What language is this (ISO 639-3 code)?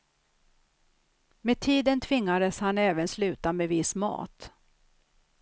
swe